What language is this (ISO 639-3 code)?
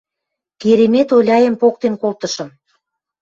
mrj